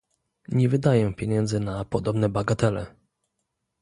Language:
Polish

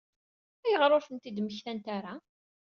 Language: Kabyle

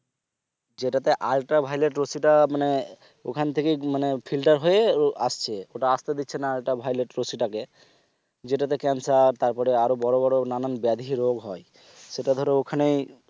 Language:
Bangla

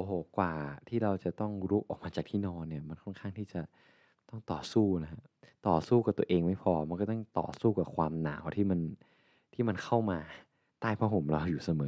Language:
Thai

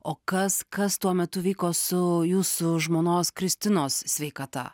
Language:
Lithuanian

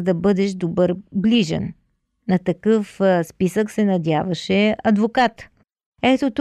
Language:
Bulgarian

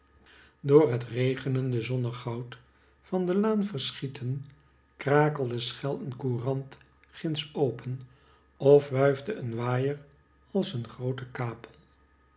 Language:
Dutch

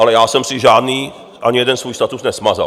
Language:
Czech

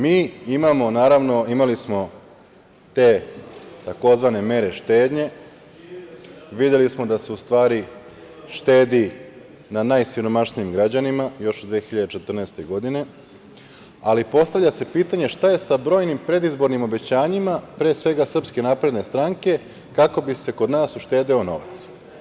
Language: Serbian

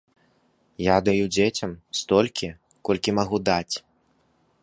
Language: Belarusian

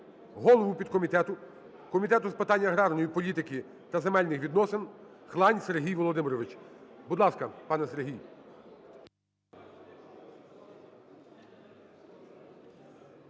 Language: Ukrainian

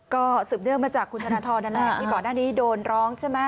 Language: Thai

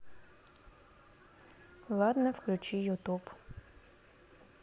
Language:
Russian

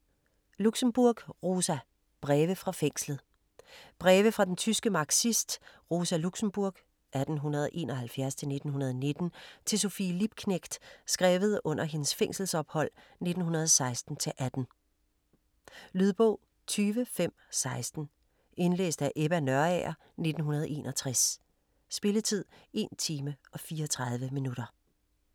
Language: Danish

